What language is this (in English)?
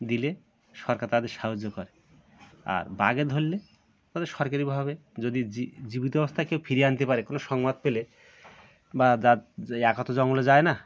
Bangla